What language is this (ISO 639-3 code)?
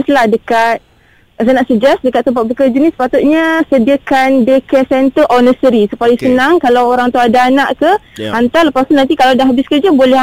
msa